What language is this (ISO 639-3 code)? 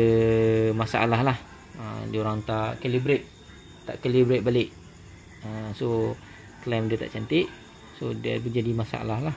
msa